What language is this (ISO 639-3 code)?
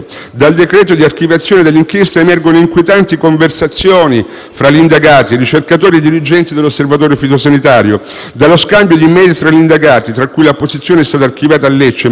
ita